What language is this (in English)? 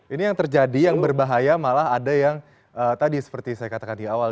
Indonesian